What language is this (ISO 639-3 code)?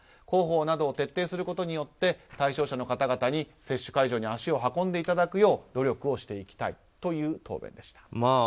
jpn